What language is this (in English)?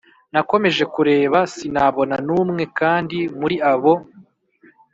Kinyarwanda